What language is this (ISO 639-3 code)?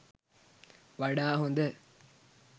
sin